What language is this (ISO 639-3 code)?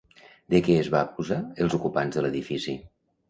cat